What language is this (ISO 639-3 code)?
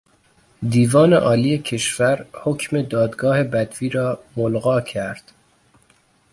fas